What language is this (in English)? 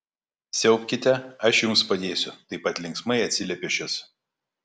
Lithuanian